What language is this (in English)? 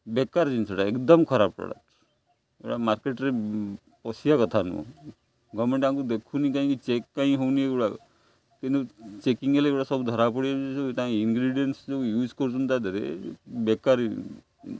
Odia